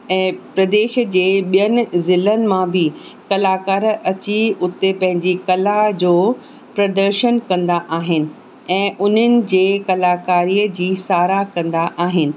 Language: Sindhi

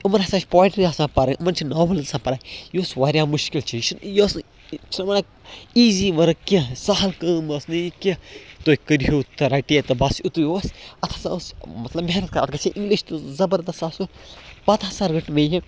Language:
Kashmiri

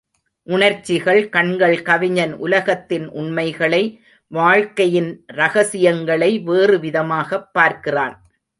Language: Tamil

